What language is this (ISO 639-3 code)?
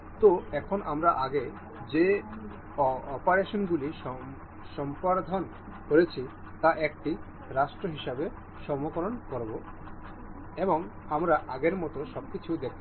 ben